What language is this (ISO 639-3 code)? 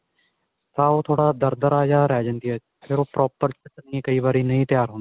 pan